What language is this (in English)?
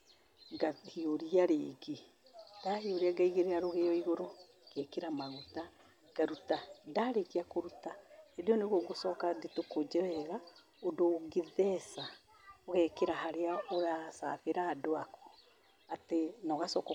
Kikuyu